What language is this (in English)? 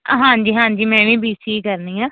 Punjabi